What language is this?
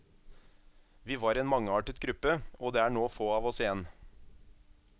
Norwegian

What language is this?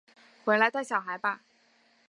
Chinese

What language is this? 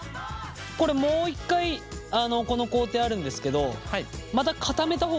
Japanese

